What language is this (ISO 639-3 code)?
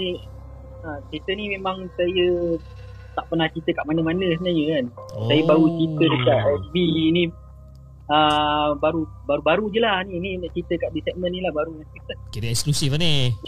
msa